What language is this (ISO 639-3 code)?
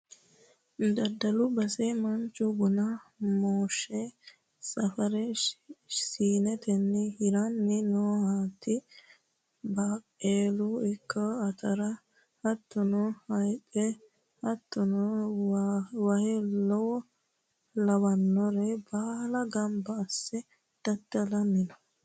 sid